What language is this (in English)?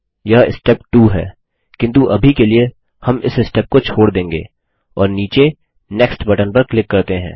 Hindi